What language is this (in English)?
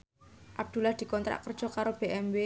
Javanese